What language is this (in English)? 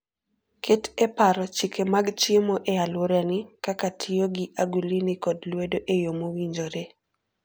Luo (Kenya and Tanzania)